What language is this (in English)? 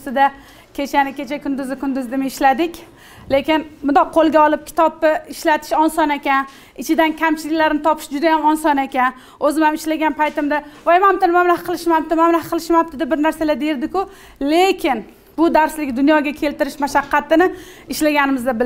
Turkish